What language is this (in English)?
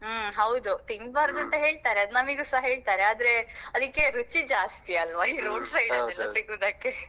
Kannada